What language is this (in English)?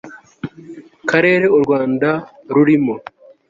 Kinyarwanda